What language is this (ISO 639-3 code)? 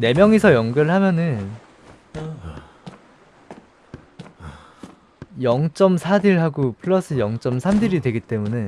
kor